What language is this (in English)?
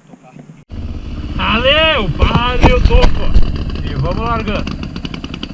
Portuguese